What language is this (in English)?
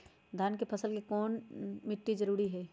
Magahi